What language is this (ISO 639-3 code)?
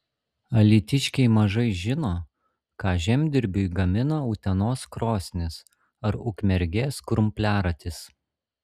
lit